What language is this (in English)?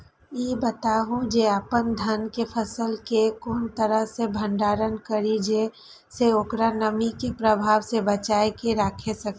Maithili